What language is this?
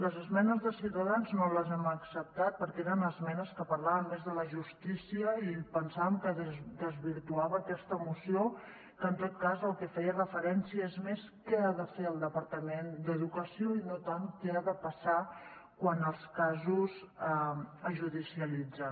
Catalan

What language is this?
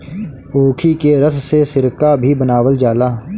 Bhojpuri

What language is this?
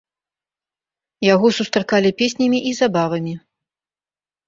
Belarusian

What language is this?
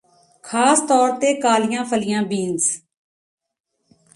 Punjabi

